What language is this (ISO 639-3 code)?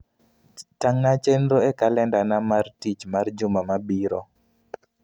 luo